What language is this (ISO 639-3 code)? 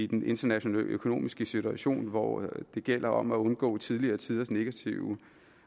dan